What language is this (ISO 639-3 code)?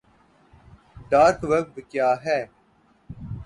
urd